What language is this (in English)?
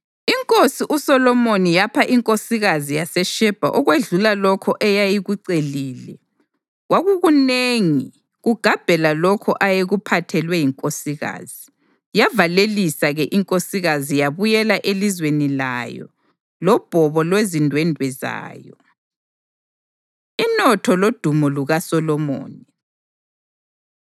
North Ndebele